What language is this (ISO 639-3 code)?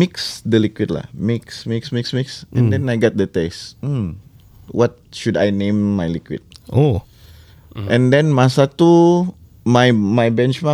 msa